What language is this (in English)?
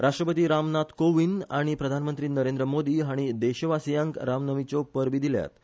Konkani